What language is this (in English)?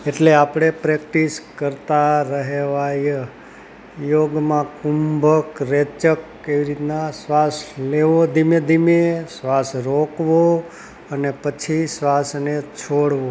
Gujarati